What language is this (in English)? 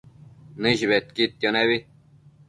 Matsés